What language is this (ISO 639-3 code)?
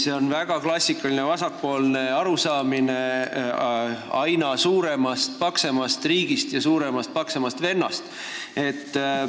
est